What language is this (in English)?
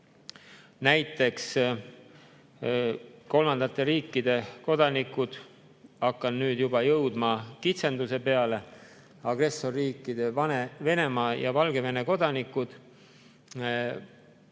Estonian